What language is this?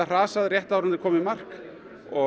Icelandic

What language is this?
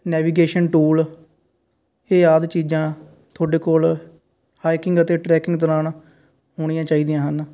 Punjabi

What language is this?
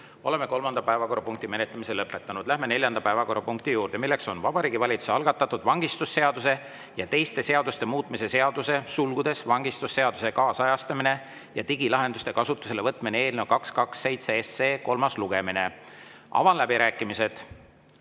Estonian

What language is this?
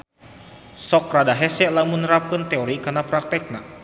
Sundanese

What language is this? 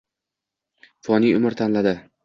Uzbek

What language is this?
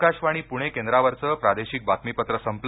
Marathi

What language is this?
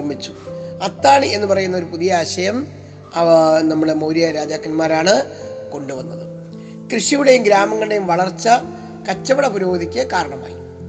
Malayalam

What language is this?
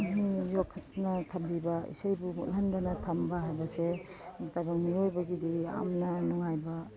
Manipuri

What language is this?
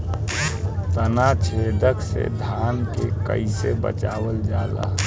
Bhojpuri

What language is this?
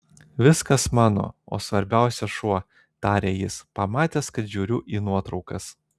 Lithuanian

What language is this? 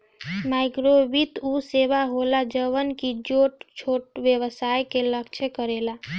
Bhojpuri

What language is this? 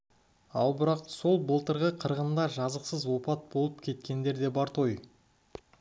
Kazakh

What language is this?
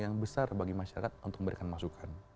Indonesian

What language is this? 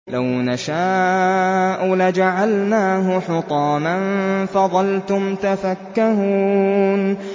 Arabic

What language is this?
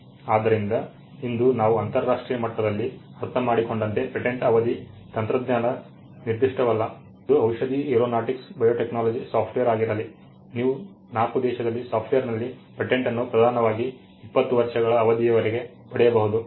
Kannada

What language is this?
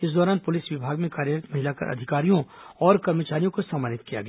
Hindi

